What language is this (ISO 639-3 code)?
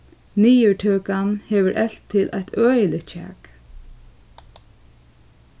fao